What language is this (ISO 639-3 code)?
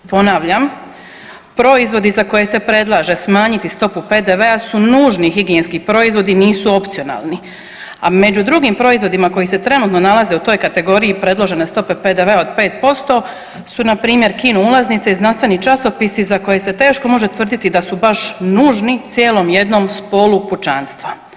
hrv